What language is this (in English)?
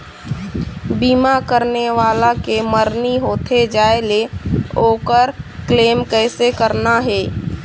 Chhattisgarhi